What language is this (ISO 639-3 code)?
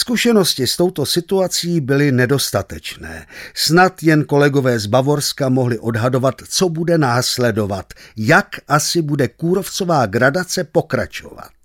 ces